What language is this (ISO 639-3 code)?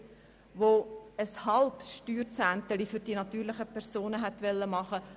gsw